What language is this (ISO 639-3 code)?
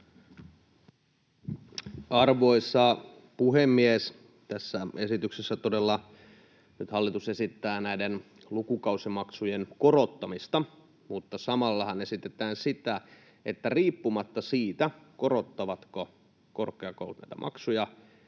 fin